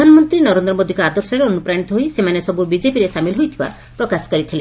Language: Odia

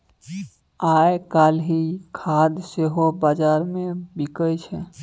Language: Maithili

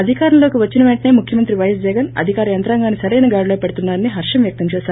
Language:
Telugu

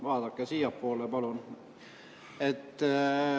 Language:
Estonian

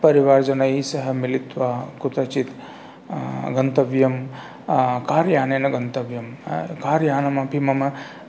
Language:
Sanskrit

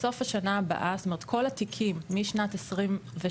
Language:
Hebrew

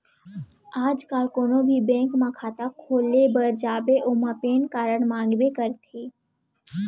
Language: Chhattisgarhi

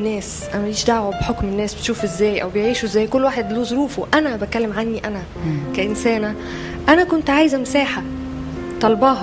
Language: Arabic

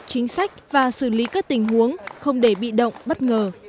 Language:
Vietnamese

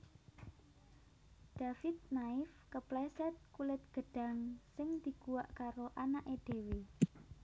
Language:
Javanese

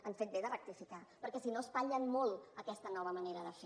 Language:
Catalan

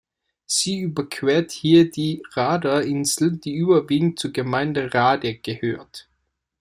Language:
German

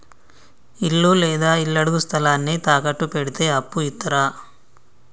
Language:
Telugu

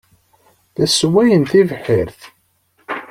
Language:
Kabyle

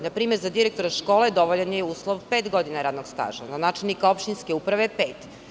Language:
Serbian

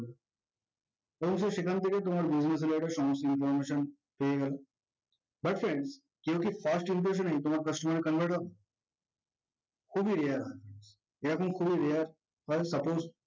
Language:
Bangla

